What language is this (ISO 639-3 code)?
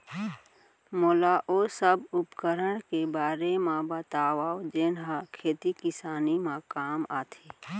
hne